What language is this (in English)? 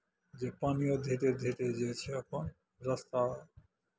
Maithili